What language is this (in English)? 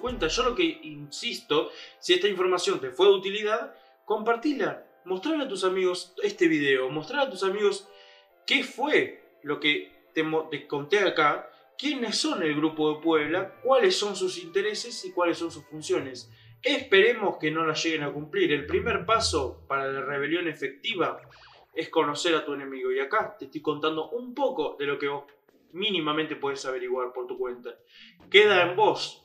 Spanish